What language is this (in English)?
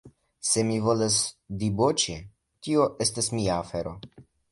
Esperanto